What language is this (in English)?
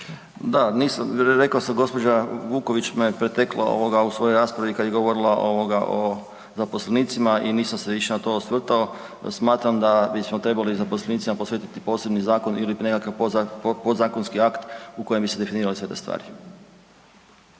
Croatian